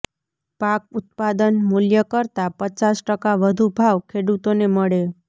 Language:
Gujarati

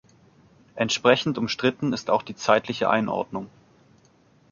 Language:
German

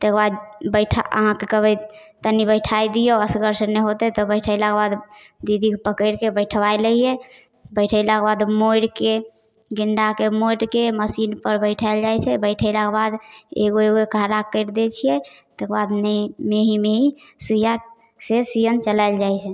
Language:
Maithili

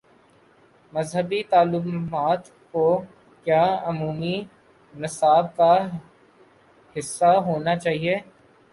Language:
Urdu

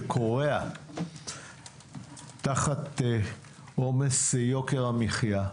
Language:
Hebrew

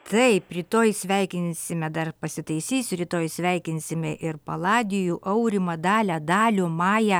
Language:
Lithuanian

